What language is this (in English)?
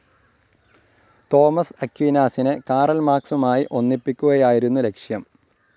Malayalam